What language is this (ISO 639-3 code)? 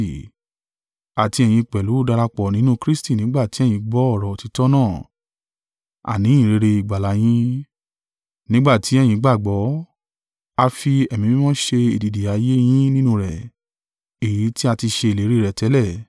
yor